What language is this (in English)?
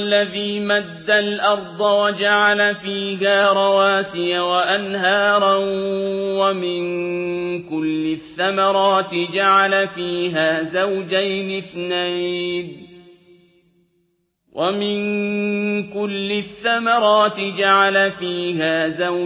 Arabic